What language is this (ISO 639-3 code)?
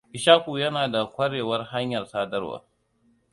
hau